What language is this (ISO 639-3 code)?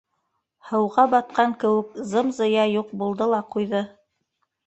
bak